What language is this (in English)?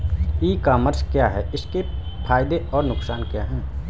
Hindi